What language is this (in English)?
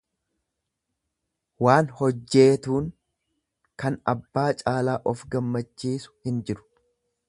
Oromo